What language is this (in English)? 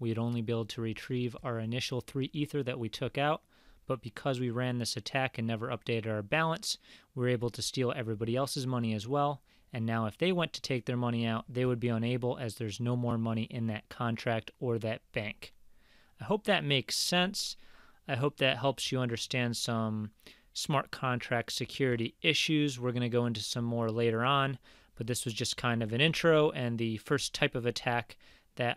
English